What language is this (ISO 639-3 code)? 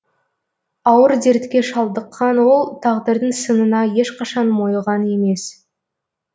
kaz